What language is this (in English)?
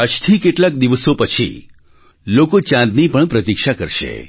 Gujarati